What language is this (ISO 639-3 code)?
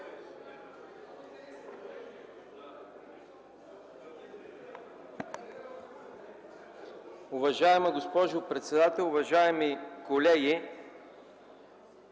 bul